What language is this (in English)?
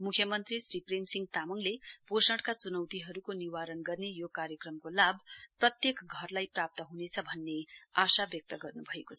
Nepali